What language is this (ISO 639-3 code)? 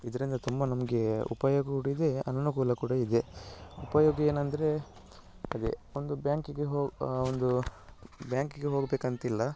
kan